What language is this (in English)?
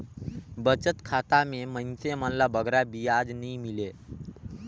Chhattisgarhi